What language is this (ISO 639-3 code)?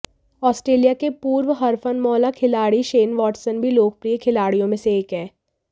hin